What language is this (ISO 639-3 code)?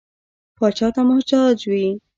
pus